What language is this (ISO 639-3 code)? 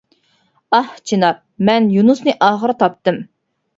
uig